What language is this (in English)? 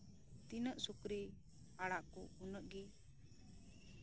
Santali